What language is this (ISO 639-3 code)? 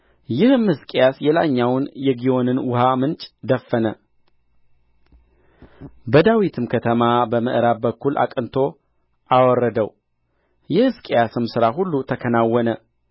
amh